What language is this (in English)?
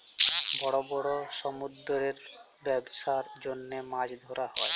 Bangla